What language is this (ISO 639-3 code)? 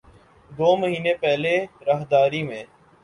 urd